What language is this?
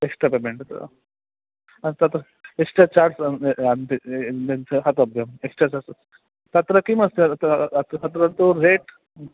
Sanskrit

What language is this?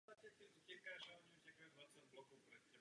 Czech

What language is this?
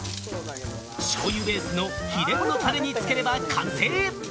Japanese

